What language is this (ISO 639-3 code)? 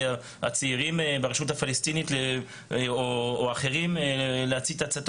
heb